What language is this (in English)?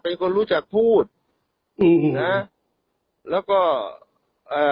Thai